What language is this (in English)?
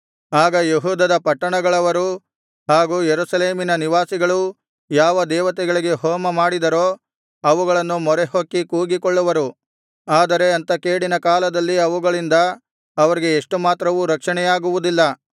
Kannada